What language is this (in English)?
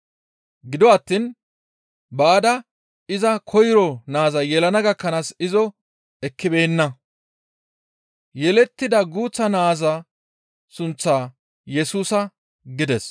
Gamo